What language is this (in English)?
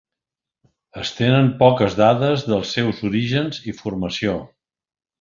Catalan